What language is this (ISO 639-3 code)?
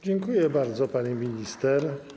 pol